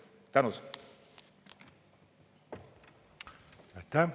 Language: Estonian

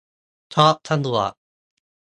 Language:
Thai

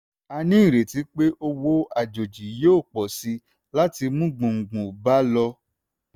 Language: Yoruba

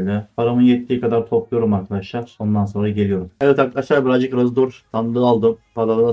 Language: Turkish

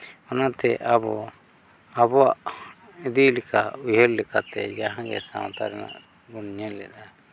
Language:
Santali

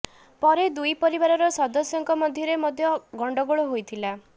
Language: Odia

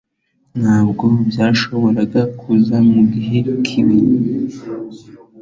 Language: Kinyarwanda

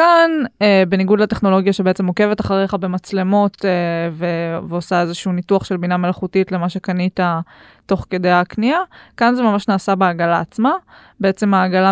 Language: Hebrew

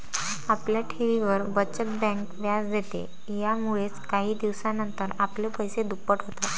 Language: Marathi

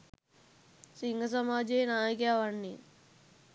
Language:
Sinhala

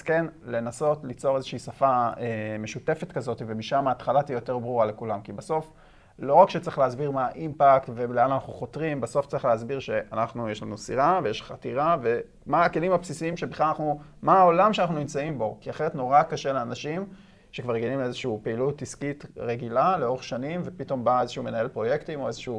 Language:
Hebrew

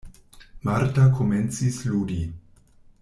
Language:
Esperanto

